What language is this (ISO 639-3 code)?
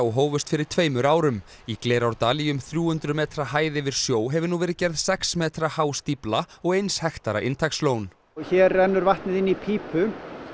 isl